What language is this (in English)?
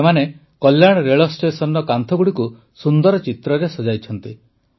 Odia